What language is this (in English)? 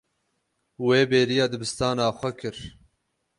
Kurdish